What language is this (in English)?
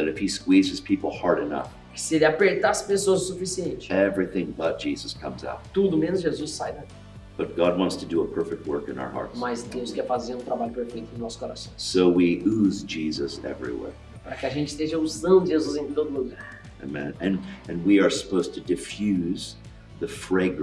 Portuguese